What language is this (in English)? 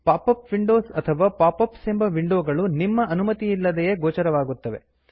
Kannada